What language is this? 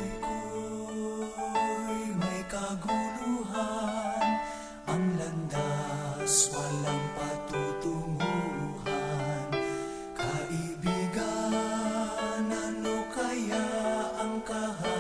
Filipino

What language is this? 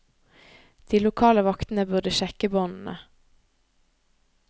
Norwegian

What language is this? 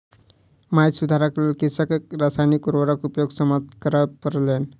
Maithili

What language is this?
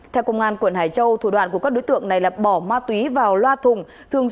Vietnamese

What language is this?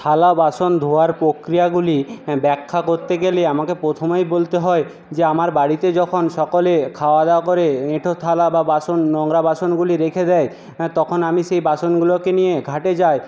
Bangla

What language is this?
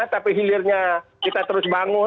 Indonesian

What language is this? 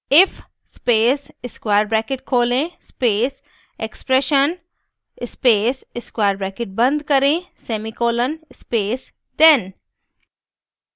Hindi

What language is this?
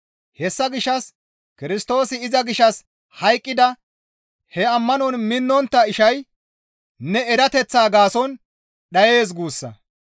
Gamo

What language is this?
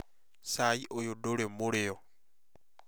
Kikuyu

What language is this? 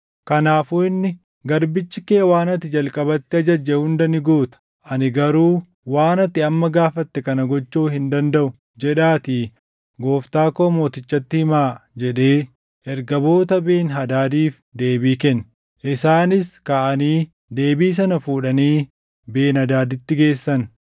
Oromo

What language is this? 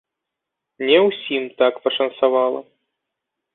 Belarusian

